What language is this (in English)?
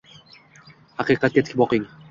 Uzbek